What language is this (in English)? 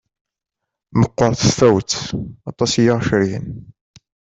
Kabyle